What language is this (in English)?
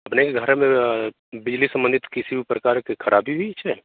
Hindi